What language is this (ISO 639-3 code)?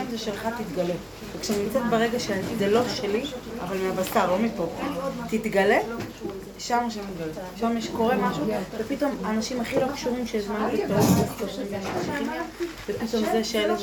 heb